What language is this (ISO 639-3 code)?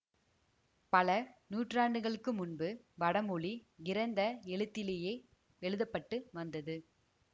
tam